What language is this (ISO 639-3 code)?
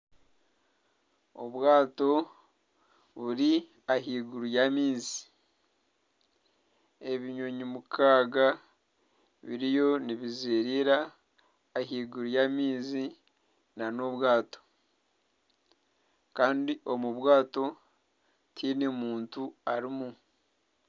nyn